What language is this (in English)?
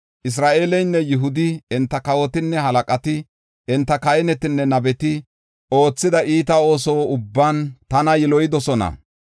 Gofa